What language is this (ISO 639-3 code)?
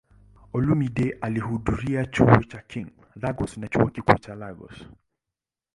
swa